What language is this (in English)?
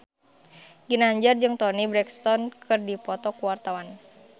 Sundanese